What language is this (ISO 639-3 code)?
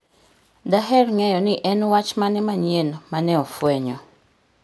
luo